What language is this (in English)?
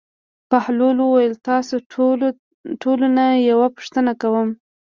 Pashto